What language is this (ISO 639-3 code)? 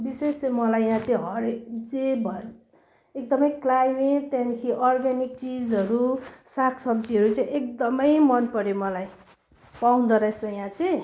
nep